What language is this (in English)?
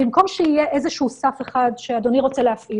Hebrew